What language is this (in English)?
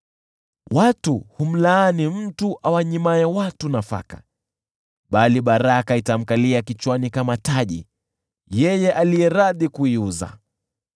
Swahili